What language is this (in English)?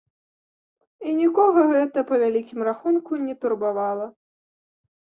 Belarusian